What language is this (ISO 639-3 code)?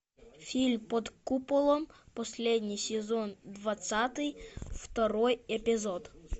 rus